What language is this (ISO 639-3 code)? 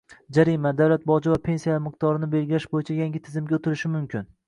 uzb